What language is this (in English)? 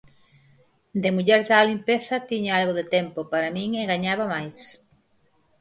Galician